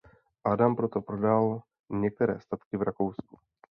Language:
Czech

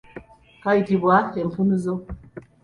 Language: Ganda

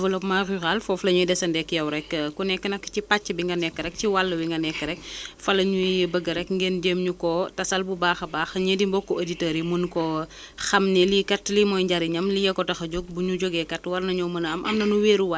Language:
Wolof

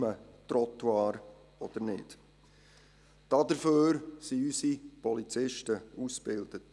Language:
Swiss German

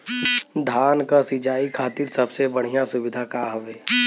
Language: Bhojpuri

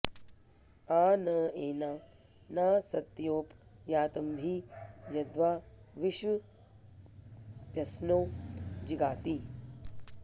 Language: Sanskrit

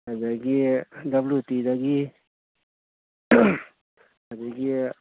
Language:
Manipuri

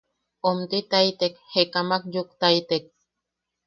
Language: Yaqui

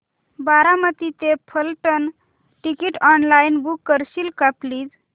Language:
Marathi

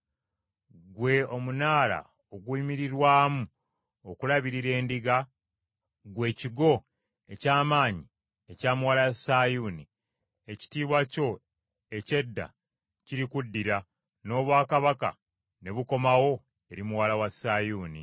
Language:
Ganda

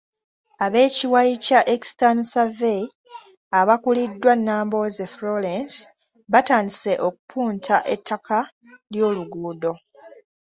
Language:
Ganda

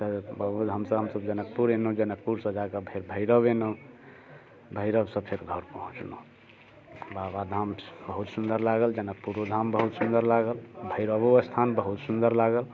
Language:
Maithili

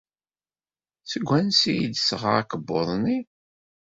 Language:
Kabyle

